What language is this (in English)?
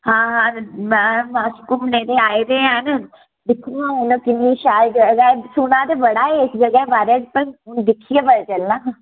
Dogri